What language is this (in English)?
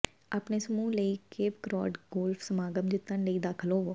Punjabi